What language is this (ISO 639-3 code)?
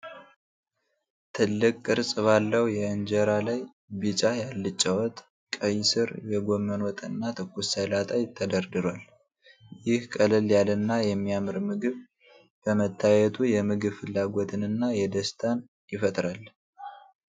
amh